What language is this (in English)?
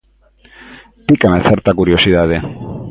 Galician